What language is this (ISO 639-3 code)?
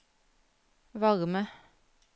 nor